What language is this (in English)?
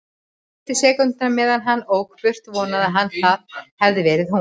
Icelandic